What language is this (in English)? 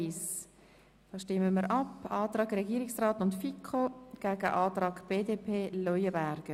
Swiss German